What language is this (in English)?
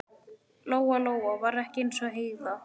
Icelandic